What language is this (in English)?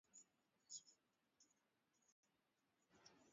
Swahili